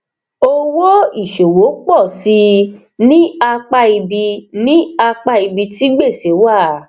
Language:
Yoruba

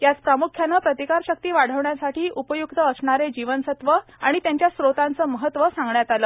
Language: Marathi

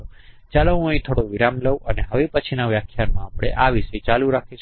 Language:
Gujarati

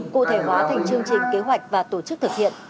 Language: Vietnamese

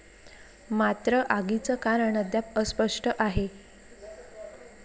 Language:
Marathi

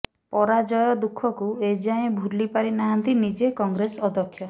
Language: Odia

